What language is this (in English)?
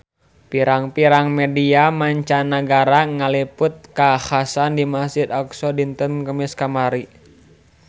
Sundanese